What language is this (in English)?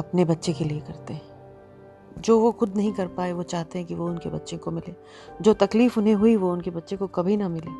Hindi